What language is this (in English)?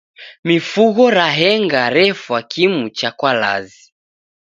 Taita